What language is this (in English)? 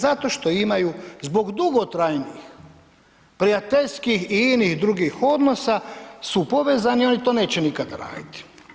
Croatian